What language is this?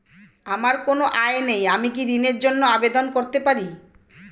Bangla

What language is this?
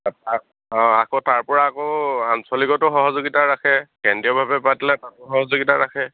Assamese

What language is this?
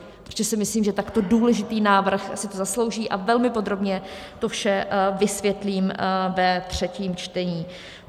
Czech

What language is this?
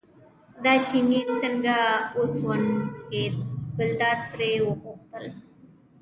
Pashto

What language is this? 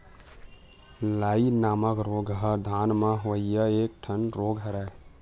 Chhattisgarhi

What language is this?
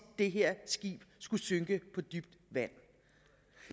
Danish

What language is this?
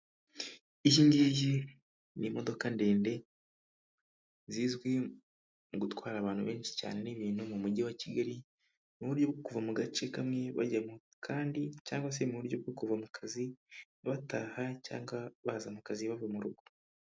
Kinyarwanda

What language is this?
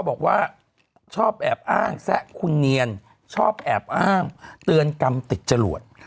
Thai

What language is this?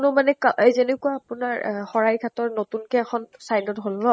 Assamese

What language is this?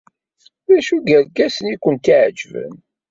Kabyle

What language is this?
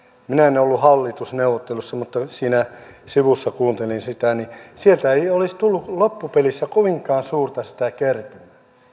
Finnish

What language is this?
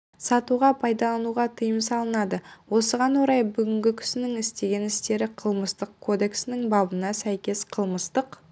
Kazakh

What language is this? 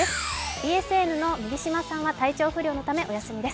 Japanese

